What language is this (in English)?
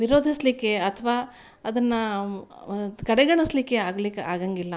Kannada